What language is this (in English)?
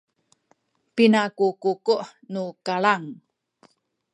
Sakizaya